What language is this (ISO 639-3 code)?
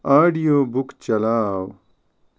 kas